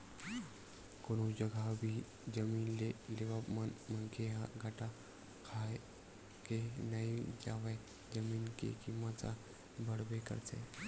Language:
Chhattisgarhi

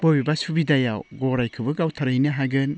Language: Bodo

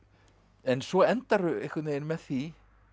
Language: Icelandic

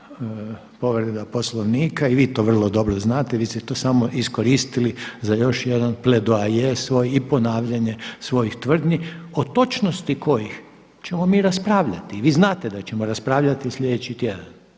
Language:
Croatian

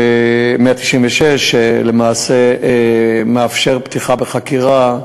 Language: Hebrew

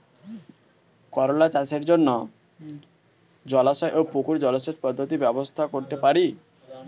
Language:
Bangla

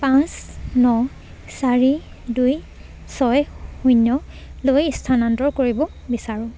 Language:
Assamese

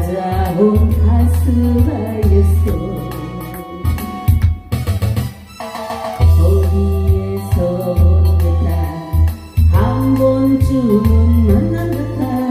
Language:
Korean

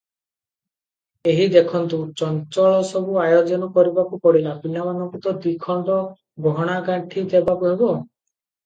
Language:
Odia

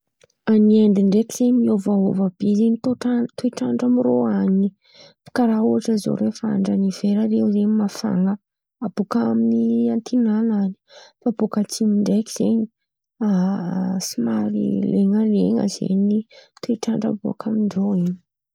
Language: Antankarana Malagasy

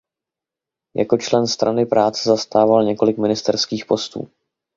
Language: Czech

